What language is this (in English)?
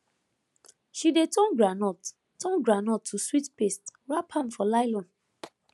Nigerian Pidgin